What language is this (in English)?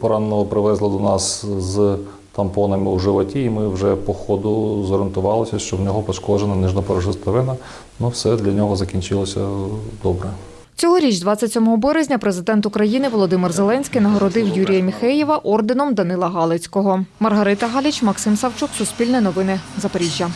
Ukrainian